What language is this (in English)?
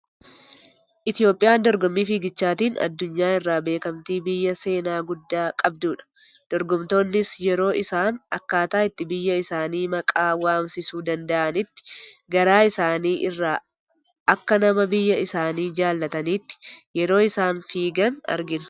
Oromo